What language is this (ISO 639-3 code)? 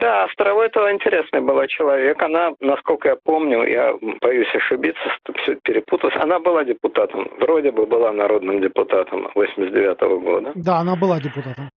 rus